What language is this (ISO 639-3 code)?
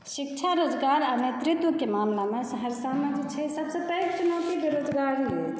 mai